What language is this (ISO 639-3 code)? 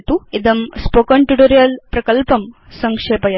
san